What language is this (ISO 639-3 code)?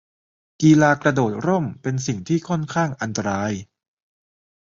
tha